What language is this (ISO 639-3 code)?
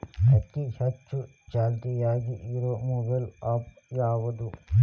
kan